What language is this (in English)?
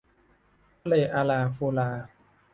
Thai